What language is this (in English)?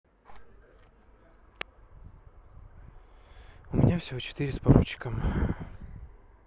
Russian